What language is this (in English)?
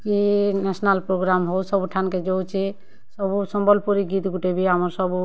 Odia